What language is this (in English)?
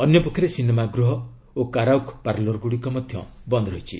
Odia